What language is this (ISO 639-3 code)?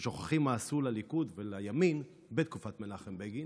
heb